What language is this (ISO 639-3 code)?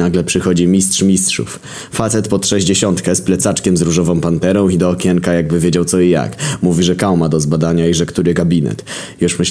pol